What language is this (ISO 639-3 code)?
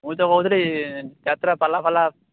ori